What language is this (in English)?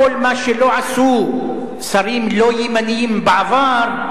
Hebrew